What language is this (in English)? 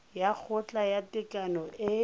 Tswana